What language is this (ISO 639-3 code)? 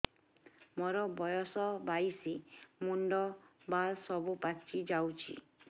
ori